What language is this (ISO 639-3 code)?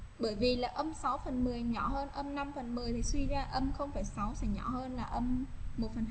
vie